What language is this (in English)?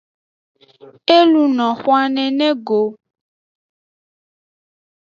Aja (Benin)